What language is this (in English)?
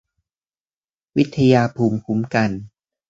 Thai